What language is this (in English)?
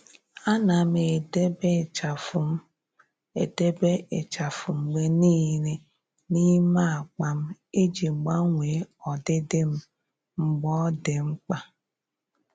Igbo